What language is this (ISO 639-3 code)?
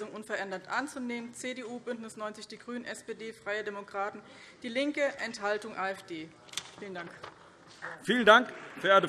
deu